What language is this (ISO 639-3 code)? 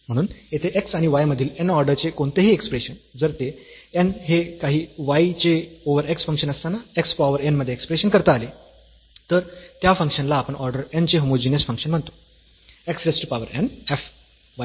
mar